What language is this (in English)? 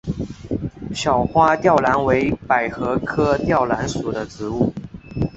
Chinese